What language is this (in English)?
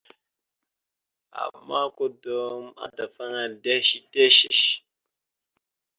Mada (Cameroon)